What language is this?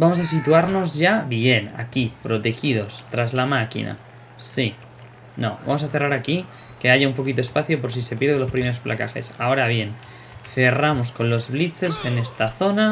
Spanish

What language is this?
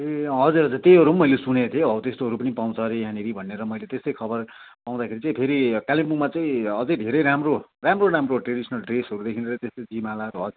Nepali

